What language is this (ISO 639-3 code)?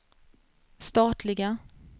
swe